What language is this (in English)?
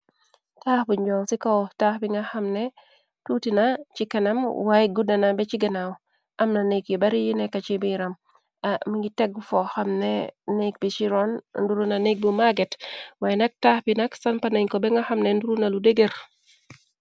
Wolof